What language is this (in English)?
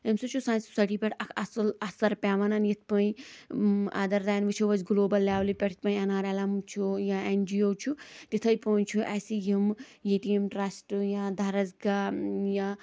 Kashmiri